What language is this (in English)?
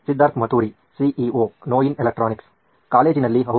Kannada